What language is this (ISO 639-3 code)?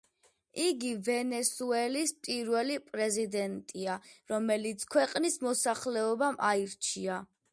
kat